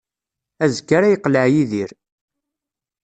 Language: Kabyle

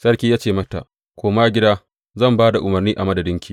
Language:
Hausa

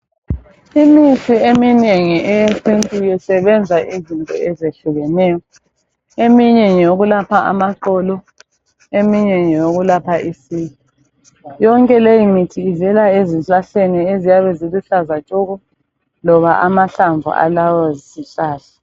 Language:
North Ndebele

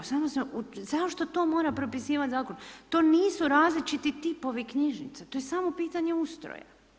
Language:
Croatian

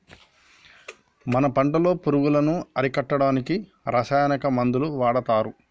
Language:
Telugu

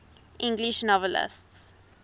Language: English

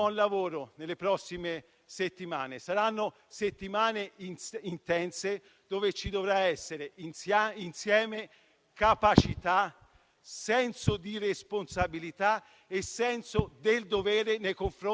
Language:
Italian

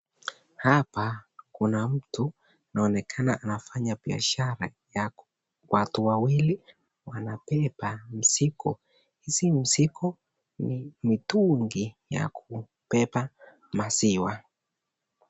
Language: Swahili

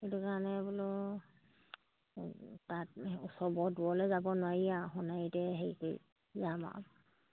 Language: Assamese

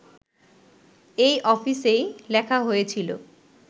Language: Bangla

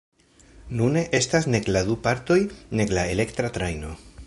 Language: Esperanto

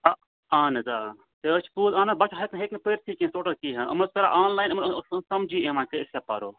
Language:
Kashmiri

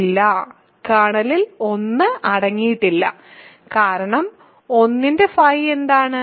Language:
Malayalam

